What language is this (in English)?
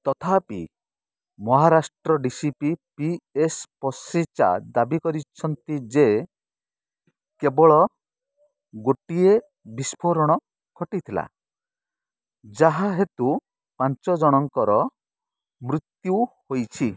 Odia